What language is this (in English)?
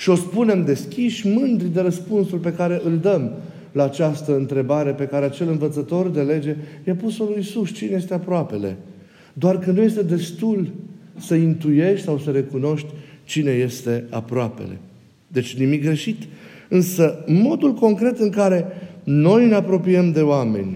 Romanian